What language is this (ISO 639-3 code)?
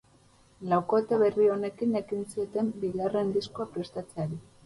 eus